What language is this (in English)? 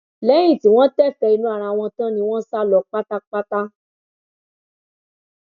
Yoruba